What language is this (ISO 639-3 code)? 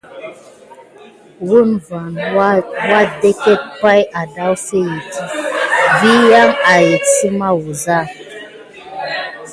gid